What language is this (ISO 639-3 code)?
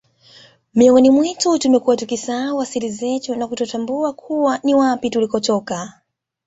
swa